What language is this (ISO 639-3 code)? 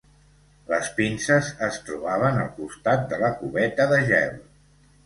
cat